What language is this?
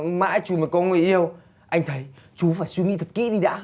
Vietnamese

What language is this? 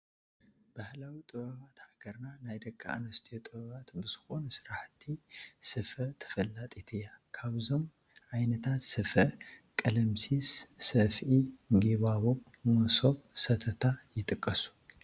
Tigrinya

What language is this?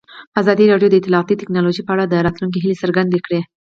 Pashto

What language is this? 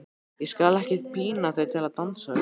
Icelandic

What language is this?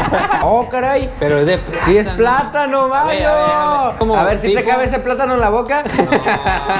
Spanish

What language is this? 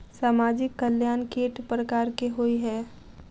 Maithili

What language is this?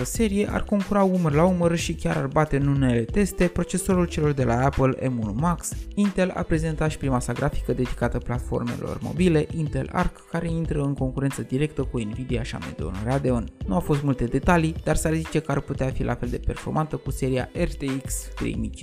Romanian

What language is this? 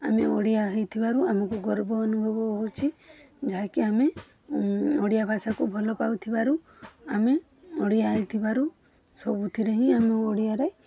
Odia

